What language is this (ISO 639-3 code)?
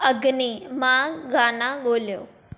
snd